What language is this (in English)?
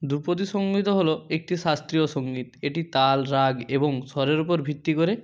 Bangla